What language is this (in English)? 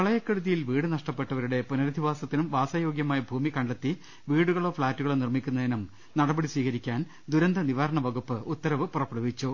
Malayalam